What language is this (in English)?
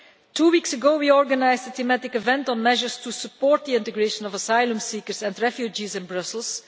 English